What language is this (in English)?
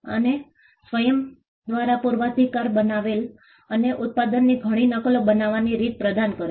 Gujarati